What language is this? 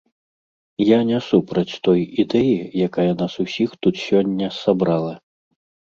Belarusian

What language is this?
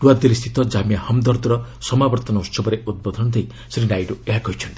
Odia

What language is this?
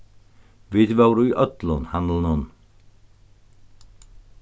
Faroese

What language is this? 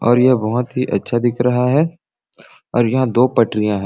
Sadri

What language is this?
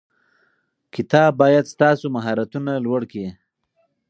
Pashto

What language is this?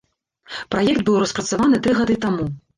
Belarusian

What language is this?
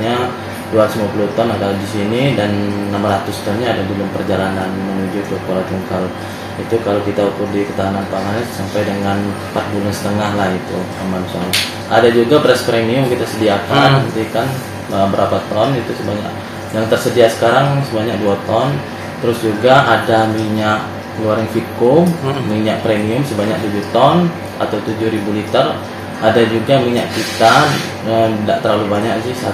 Indonesian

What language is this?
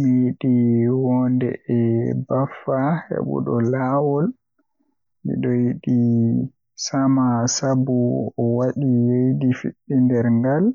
Western Niger Fulfulde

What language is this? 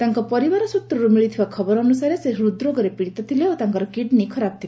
Odia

